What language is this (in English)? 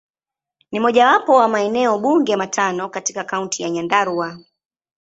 Swahili